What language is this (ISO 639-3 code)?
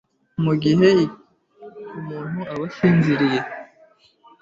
kin